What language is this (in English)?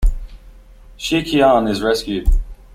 English